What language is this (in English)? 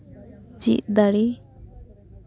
Santali